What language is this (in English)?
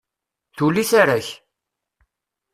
Kabyle